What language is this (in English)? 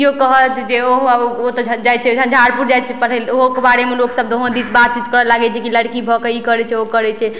Maithili